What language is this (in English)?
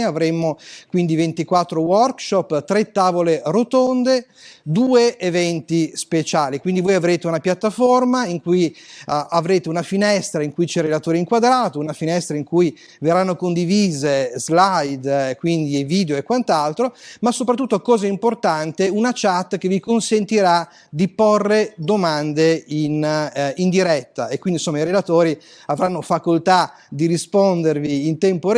Italian